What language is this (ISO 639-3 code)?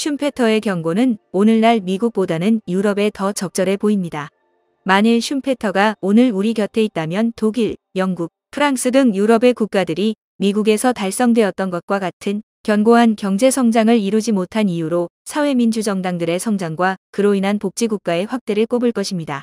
kor